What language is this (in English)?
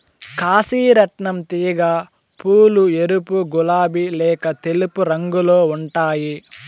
Telugu